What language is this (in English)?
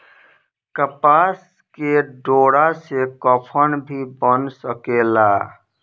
Bhojpuri